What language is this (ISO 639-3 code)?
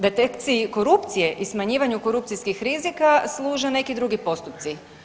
hrv